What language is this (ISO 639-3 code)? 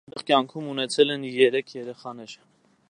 hye